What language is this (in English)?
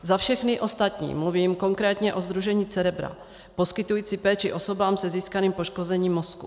Czech